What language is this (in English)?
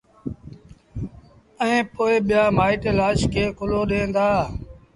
Sindhi Bhil